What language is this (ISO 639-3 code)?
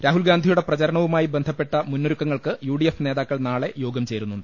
mal